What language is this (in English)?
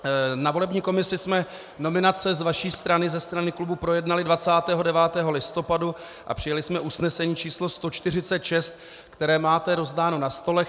Czech